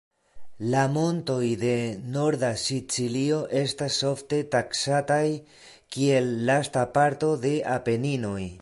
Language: Esperanto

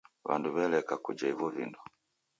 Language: Taita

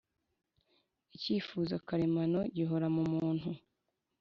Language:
Kinyarwanda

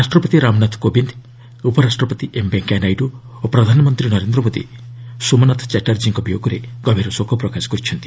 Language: Odia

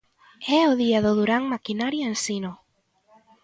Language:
Galician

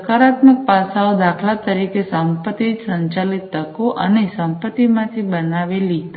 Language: Gujarati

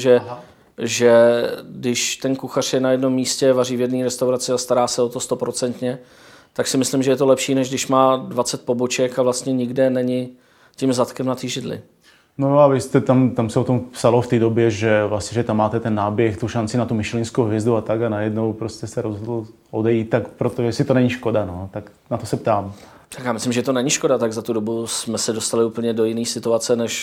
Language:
Czech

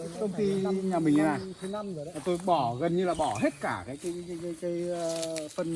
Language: Vietnamese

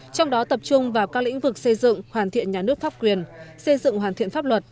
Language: Vietnamese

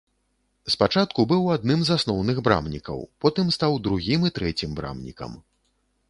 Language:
Belarusian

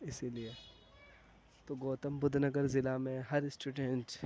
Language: Urdu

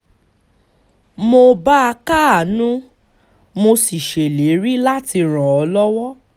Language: Yoruba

